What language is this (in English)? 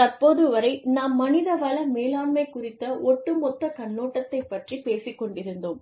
Tamil